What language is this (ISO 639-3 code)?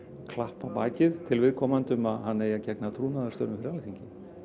isl